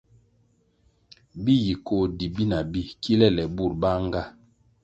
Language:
Kwasio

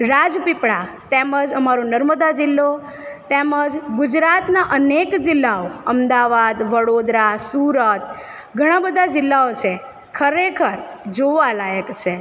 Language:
Gujarati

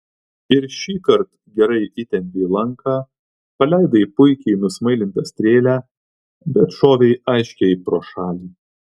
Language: Lithuanian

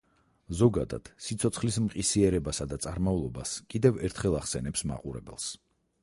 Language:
Georgian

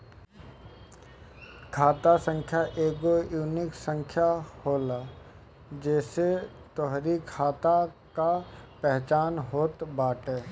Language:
Bhojpuri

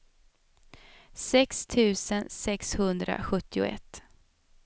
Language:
Swedish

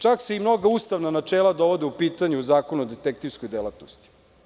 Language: Serbian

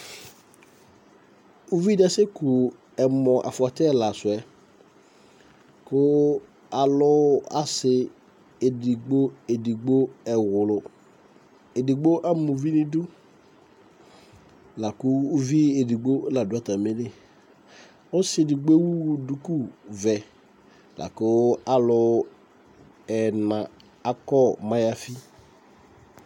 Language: Ikposo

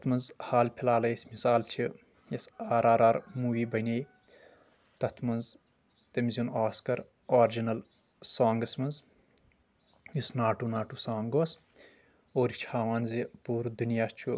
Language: Kashmiri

